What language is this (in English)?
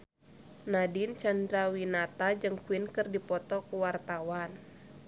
Sundanese